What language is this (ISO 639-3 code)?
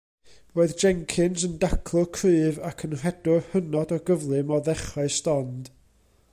cym